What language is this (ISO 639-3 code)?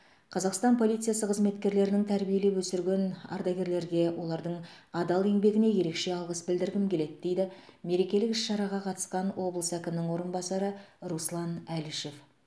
kaz